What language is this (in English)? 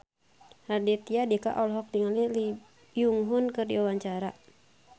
Sundanese